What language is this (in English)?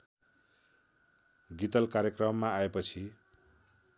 Nepali